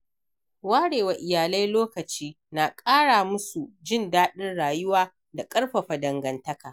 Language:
Hausa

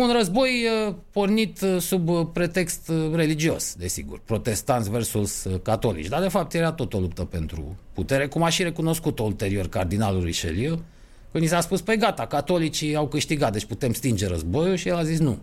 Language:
Romanian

